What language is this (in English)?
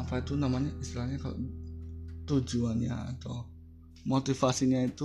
Indonesian